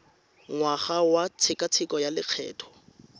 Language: Tswana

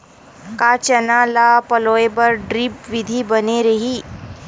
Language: Chhattisgarhi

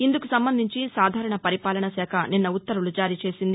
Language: Telugu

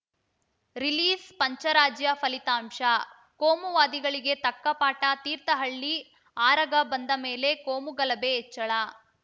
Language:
Kannada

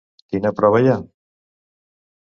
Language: Catalan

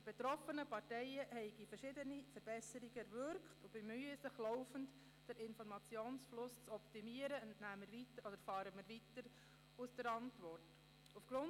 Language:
Swiss German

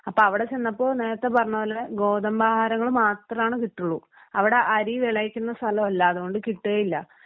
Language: Malayalam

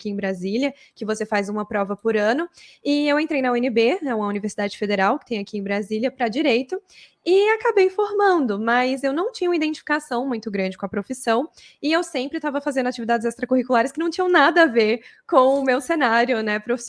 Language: Portuguese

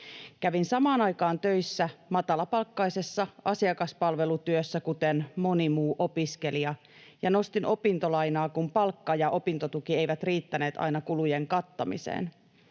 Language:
Finnish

